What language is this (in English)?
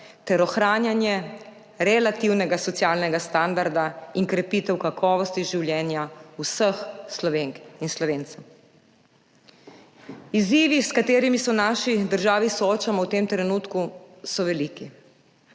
Slovenian